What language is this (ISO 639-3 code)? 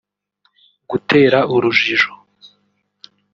kin